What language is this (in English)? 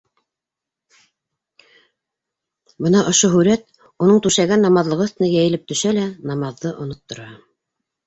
Bashkir